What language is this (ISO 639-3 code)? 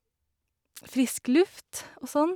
nor